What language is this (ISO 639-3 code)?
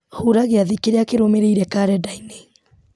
kik